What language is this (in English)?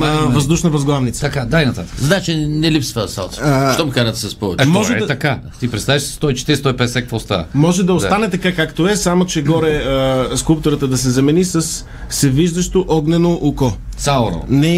Bulgarian